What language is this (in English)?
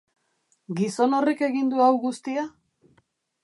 Basque